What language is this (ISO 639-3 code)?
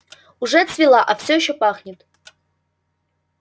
rus